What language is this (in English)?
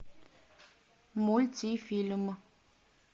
Russian